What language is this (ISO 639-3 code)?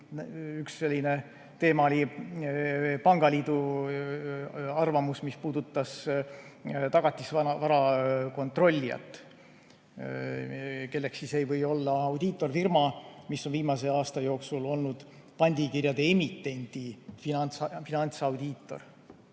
est